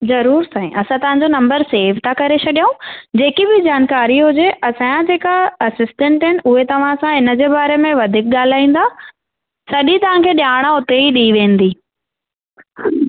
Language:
Sindhi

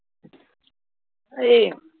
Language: Punjabi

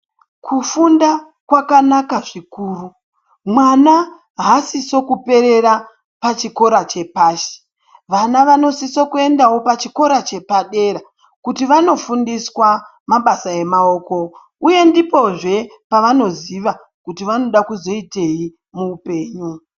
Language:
Ndau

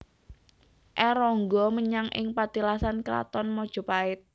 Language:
Javanese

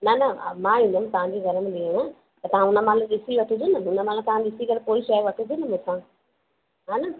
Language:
Sindhi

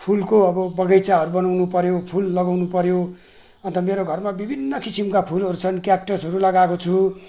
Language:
Nepali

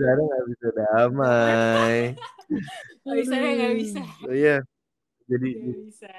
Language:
Indonesian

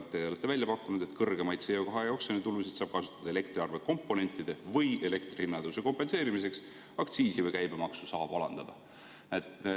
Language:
Estonian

